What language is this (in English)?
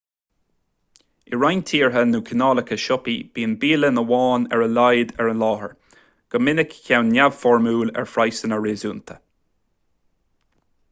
Irish